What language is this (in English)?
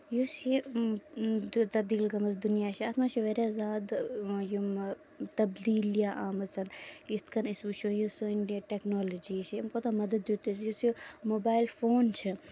Kashmiri